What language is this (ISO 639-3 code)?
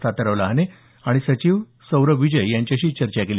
mar